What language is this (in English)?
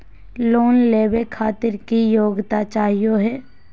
Magahi